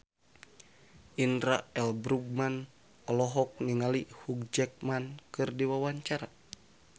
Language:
Sundanese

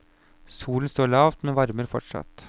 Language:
Norwegian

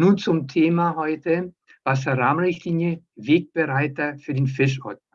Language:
German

